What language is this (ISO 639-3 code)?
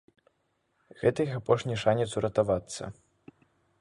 bel